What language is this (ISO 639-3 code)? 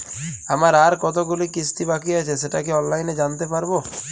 ben